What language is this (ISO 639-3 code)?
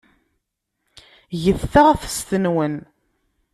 kab